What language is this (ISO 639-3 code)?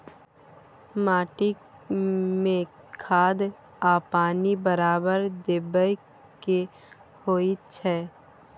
mai